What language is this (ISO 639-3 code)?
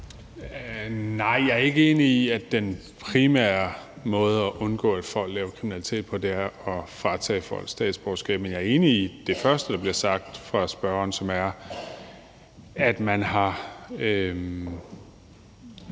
dan